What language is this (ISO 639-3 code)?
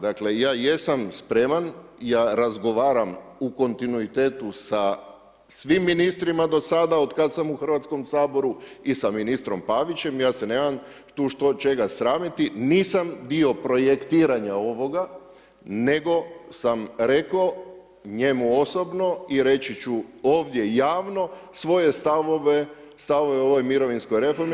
hrv